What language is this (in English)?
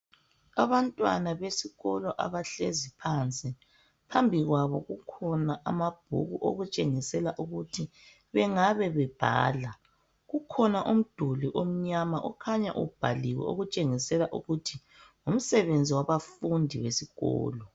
North Ndebele